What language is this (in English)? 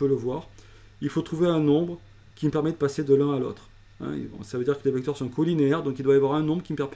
French